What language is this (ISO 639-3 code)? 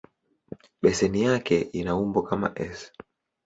swa